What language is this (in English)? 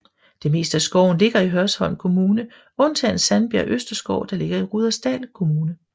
Danish